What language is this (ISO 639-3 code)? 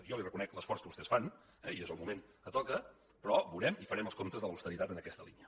cat